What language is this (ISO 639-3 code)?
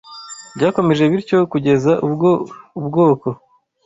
kin